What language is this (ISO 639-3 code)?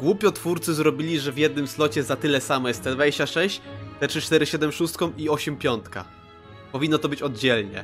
pol